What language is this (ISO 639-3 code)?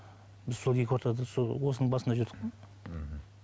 kaz